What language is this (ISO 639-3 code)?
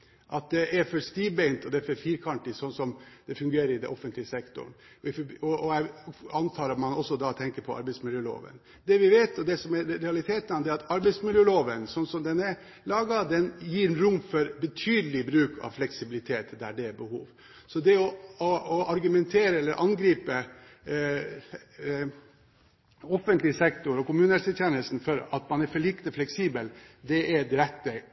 nob